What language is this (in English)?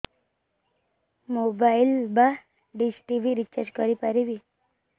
Odia